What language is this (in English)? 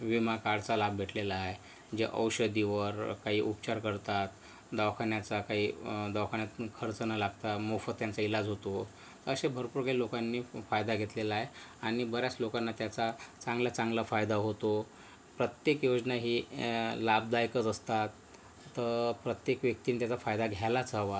Marathi